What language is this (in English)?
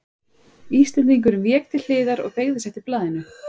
Icelandic